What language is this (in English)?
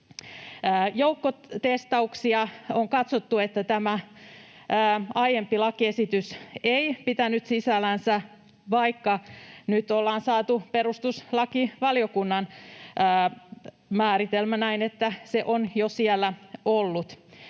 Finnish